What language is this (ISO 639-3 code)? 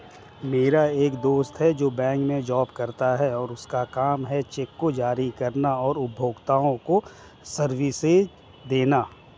hin